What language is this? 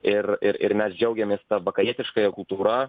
Lithuanian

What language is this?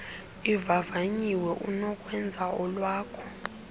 Xhosa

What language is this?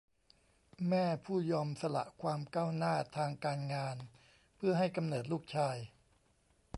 Thai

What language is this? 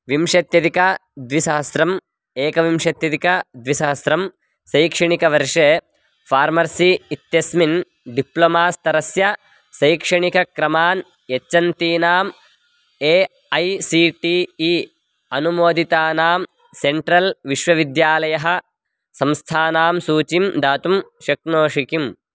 Sanskrit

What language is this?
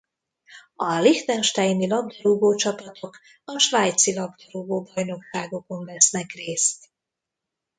Hungarian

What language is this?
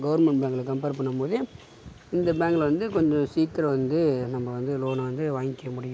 Tamil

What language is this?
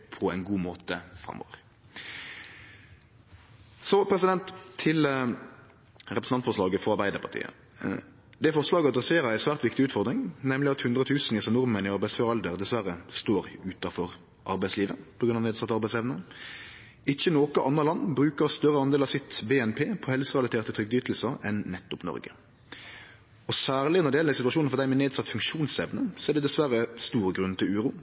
Norwegian Nynorsk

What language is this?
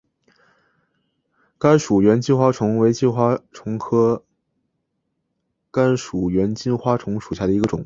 Chinese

